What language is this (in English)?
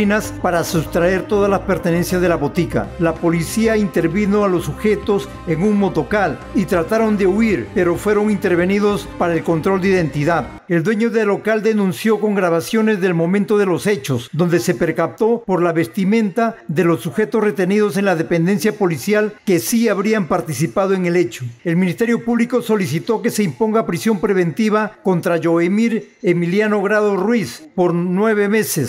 Spanish